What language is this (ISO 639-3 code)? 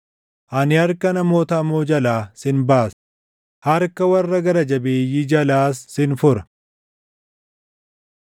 orm